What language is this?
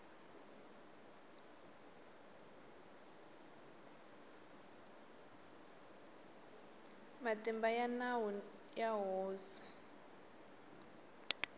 Tsonga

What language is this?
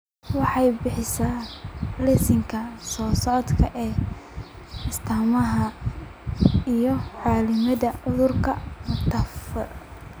Somali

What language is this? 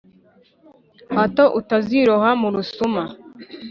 Kinyarwanda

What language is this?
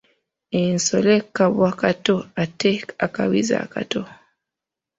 Ganda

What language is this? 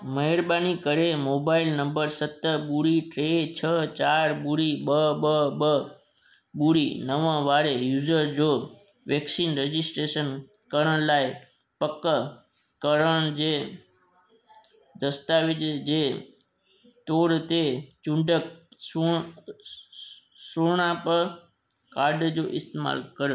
Sindhi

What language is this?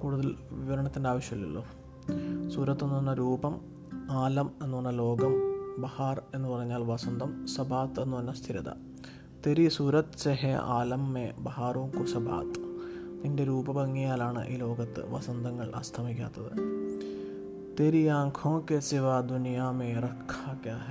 Malayalam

